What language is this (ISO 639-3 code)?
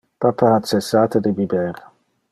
ina